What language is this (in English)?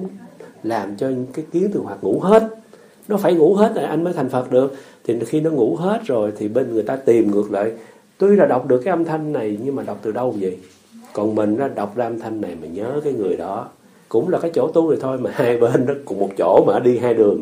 Vietnamese